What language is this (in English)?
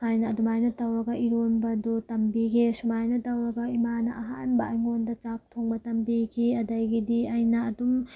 Manipuri